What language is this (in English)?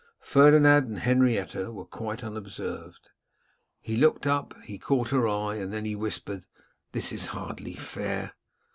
English